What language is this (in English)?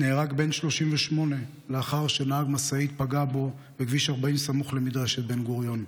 Hebrew